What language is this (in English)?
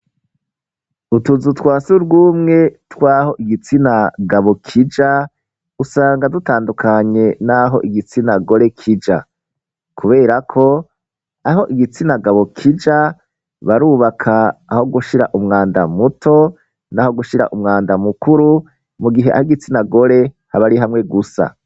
Rundi